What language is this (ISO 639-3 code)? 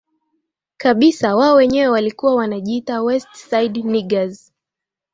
swa